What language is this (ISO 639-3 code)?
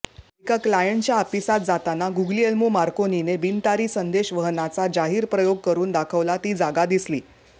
mar